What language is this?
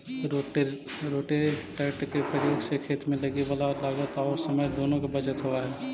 Magahi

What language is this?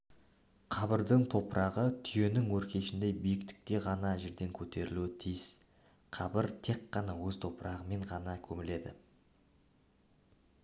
Kazakh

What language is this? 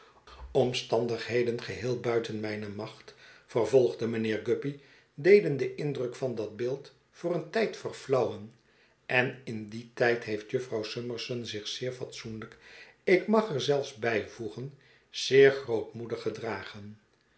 Dutch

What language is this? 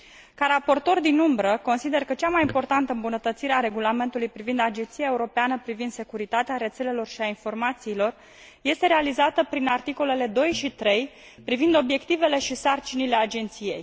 Romanian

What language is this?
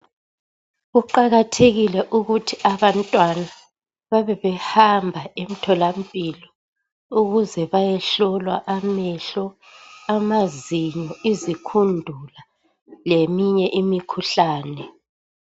North Ndebele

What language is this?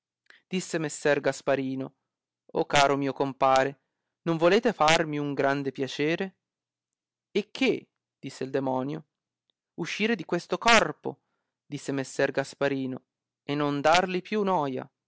Italian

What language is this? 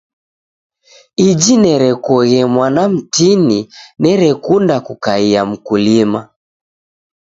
Taita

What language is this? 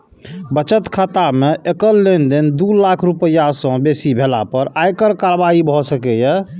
Maithili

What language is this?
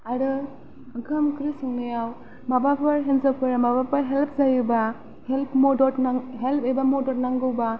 Bodo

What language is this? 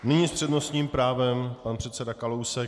Czech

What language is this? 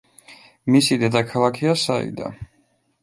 Georgian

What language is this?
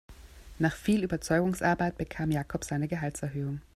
German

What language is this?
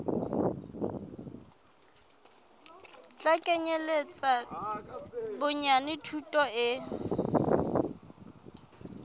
Southern Sotho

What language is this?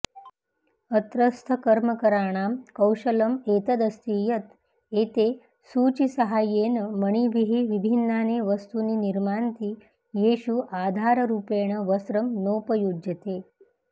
Sanskrit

